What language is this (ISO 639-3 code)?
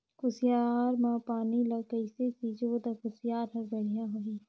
hne